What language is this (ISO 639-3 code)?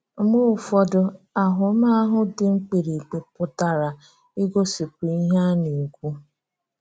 ibo